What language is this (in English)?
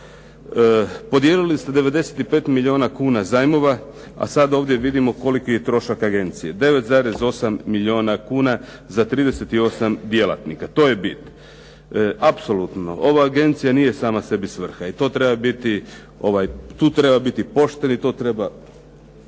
Croatian